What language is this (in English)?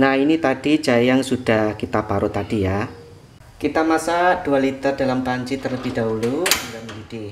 Indonesian